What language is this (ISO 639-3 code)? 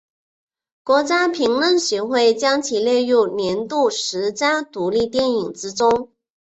zho